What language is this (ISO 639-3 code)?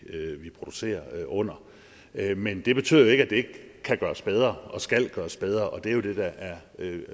dan